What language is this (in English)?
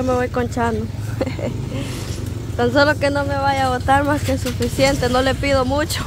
Spanish